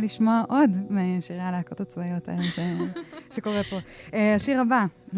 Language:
Hebrew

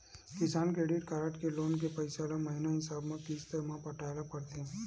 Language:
Chhattisgarhi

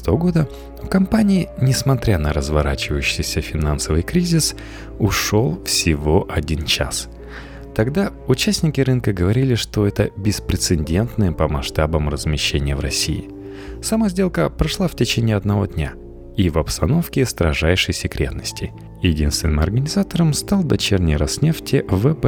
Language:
Russian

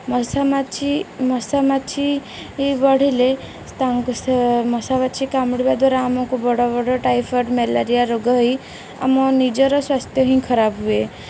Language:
Odia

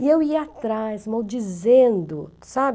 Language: Portuguese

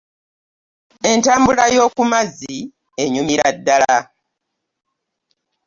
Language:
Ganda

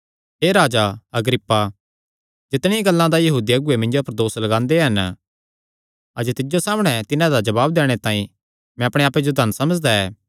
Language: Kangri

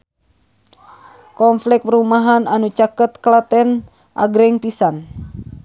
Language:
Sundanese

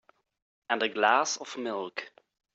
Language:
English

